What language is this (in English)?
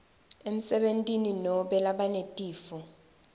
Swati